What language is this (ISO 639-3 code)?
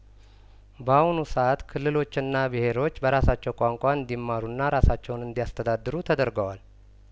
amh